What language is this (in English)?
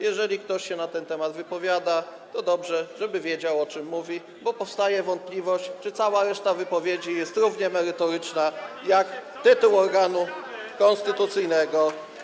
Polish